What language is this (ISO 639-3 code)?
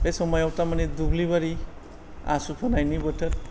brx